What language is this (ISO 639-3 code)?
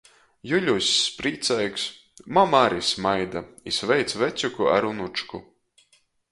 ltg